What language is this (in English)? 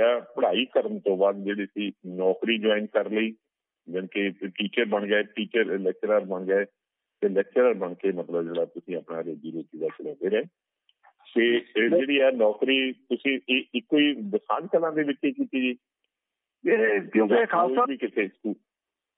Punjabi